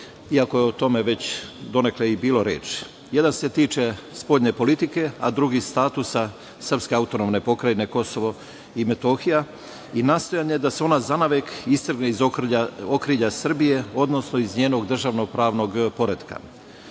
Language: Serbian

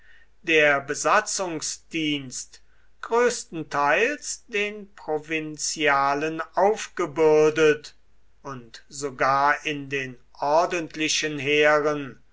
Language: German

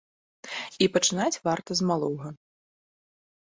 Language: Belarusian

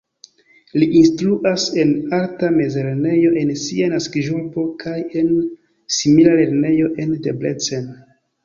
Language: Esperanto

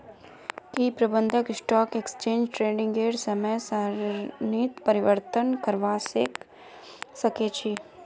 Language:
Magahi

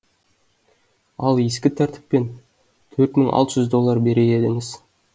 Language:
Kazakh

